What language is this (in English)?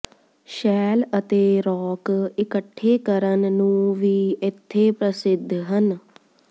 Punjabi